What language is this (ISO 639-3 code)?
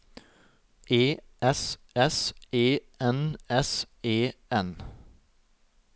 nor